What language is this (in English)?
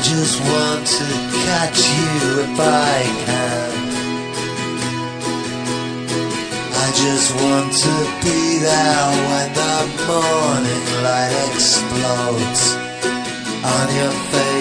Greek